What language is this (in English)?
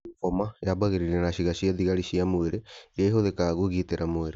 Kikuyu